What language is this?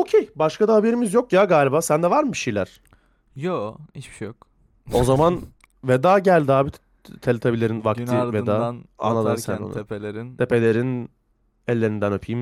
Turkish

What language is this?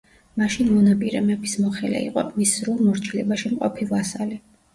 Georgian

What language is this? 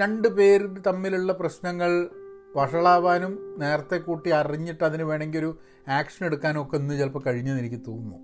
Malayalam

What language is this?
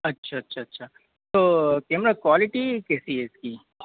Hindi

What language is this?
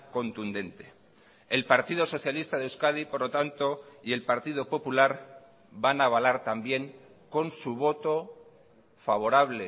Spanish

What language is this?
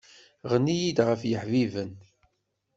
Kabyle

